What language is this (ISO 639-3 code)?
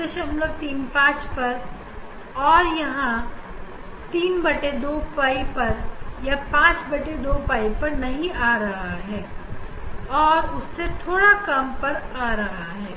hin